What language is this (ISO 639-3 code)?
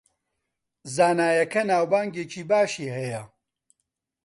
ckb